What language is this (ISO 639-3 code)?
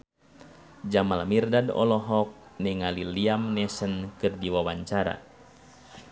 sun